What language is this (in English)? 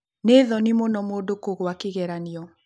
Kikuyu